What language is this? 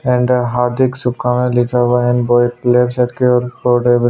Hindi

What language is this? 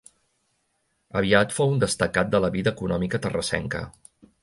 Catalan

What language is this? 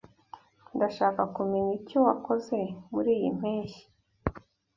Kinyarwanda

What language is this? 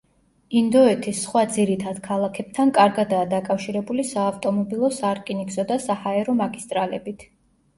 Georgian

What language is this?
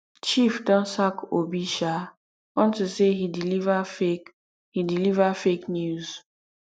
Nigerian Pidgin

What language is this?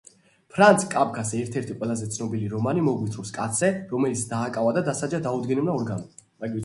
Georgian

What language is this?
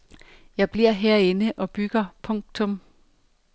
Danish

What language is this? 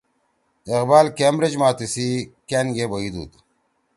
Torwali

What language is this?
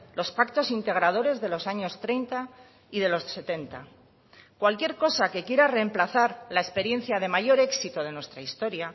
Spanish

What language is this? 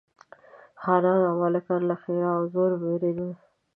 Pashto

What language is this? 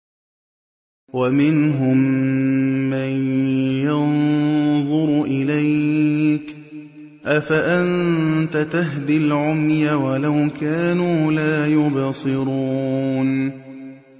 Arabic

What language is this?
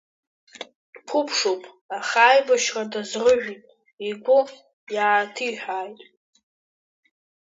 Abkhazian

